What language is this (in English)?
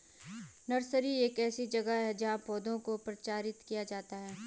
Hindi